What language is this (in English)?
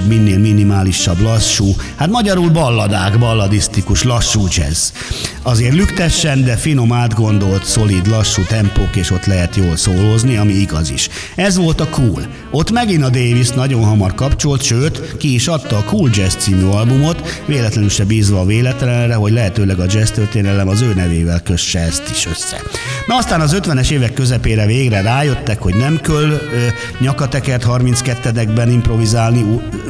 Hungarian